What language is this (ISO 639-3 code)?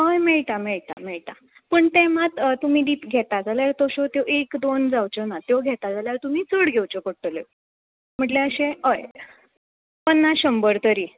kok